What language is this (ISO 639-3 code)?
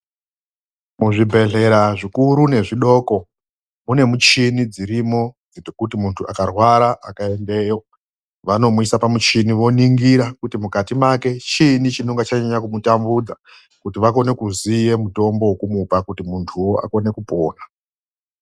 ndc